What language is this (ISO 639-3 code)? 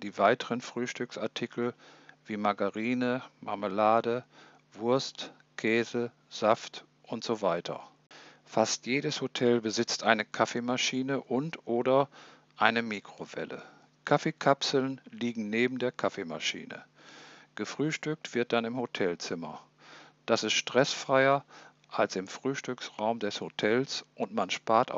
deu